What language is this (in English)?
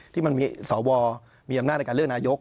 Thai